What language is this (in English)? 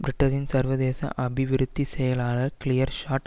Tamil